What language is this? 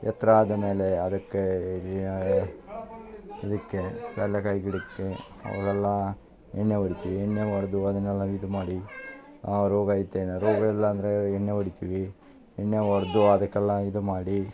Kannada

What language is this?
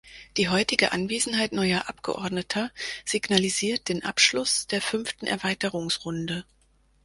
German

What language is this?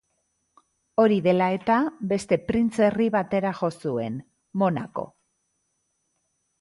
Basque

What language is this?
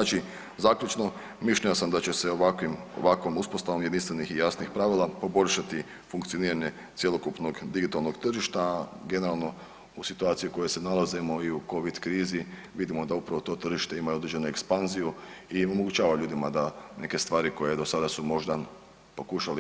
Croatian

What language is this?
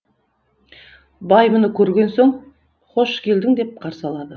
Kazakh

